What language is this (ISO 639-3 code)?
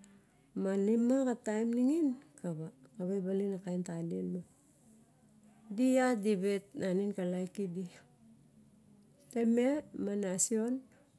bjk